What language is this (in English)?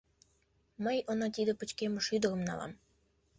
Mari